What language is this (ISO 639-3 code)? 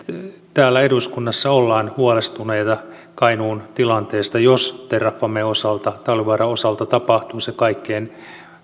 fin